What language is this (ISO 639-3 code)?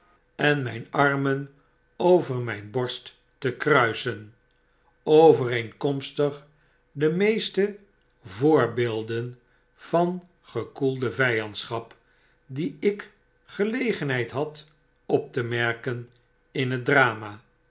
nld